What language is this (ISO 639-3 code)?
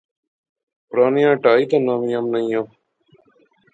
phr